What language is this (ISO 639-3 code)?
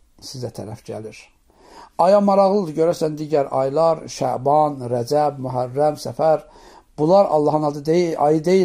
tur